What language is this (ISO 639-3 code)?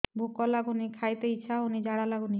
ori